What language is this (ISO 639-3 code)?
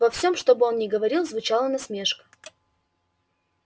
rus